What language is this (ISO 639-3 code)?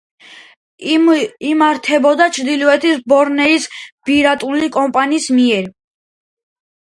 kat